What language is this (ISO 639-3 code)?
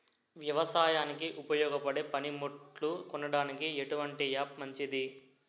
tel